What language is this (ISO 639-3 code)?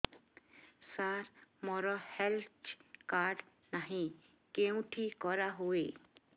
ori